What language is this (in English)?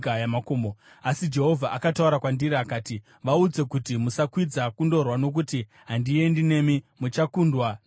Shona